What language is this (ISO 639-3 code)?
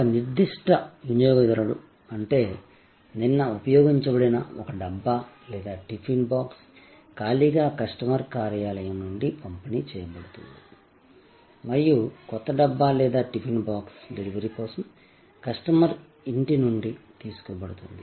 tel